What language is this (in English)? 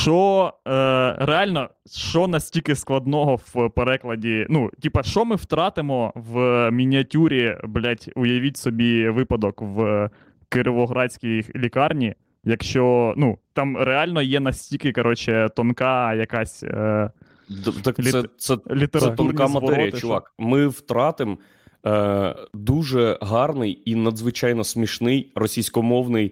Ukrainian